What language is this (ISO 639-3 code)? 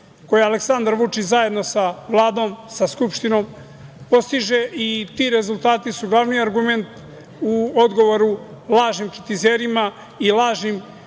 srp